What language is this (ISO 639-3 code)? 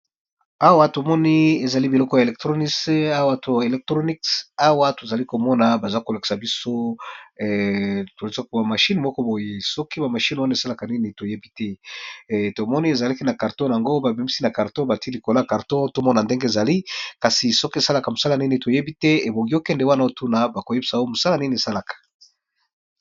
lin